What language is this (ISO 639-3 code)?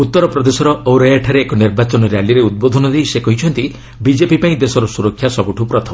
ori